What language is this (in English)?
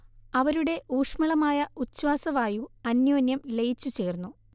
Malayalam